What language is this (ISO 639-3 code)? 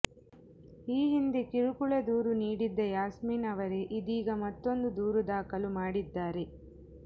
kan